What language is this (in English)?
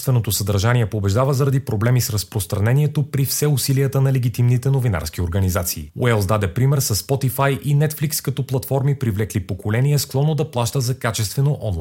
Bulgarian